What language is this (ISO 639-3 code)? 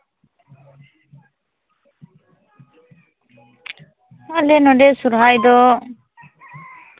sat